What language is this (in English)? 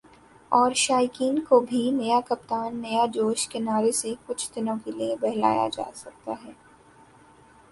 Urdu